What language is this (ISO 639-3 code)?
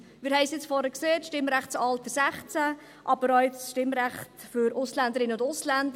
gsw